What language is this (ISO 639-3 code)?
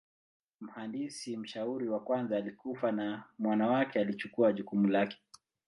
swa